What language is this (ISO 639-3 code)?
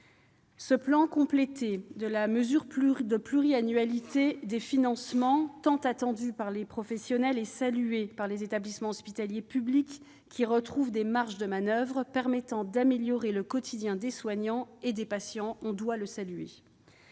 fra